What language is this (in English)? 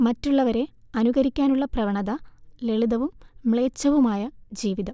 Malayalam